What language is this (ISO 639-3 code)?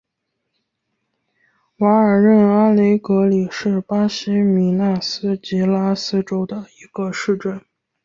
zho